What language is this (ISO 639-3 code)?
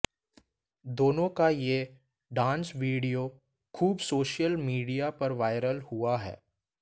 hin